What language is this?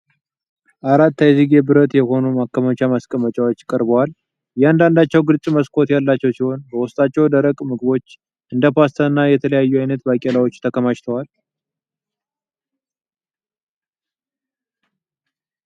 Amharic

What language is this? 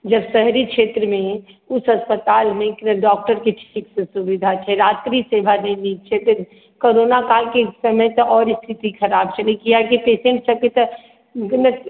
Maithili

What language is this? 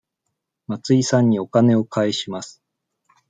Japanese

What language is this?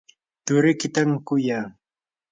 Yanahuanca Pasco Quechua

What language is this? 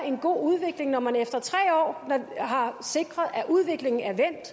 Danish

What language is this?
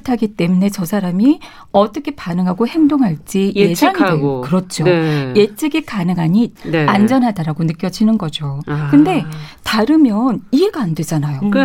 Korean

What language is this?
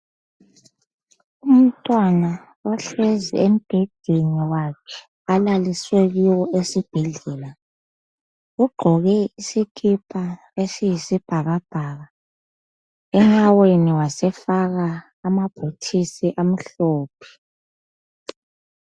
North Ndebele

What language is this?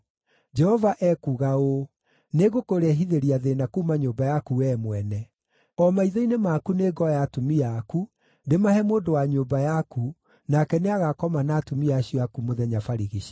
Kikuyu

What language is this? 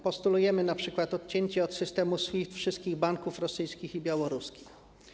Polish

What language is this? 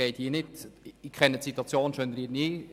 Swiss German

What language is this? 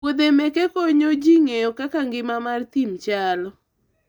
Luo (Kenya and Tanzania)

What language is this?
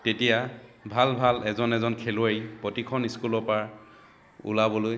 Assamese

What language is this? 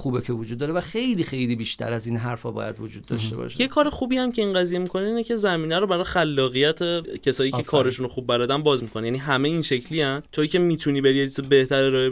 Persian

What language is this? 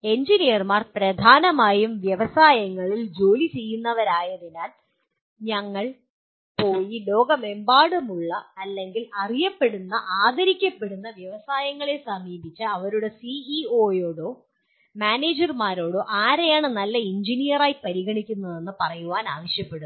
Malayalam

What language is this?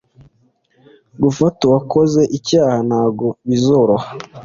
Kinyarwanda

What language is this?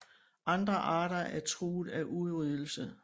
Danish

